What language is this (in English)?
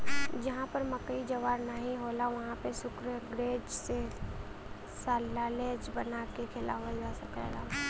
Bhojpuri